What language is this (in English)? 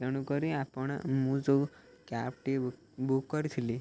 Odia